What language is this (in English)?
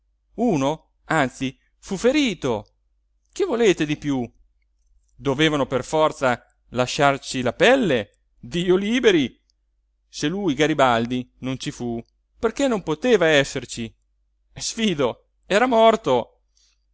Italian